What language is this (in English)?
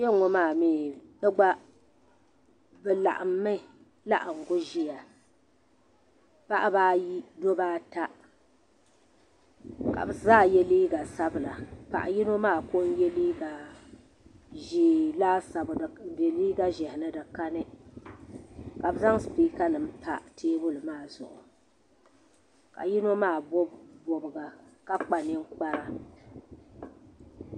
Dagbani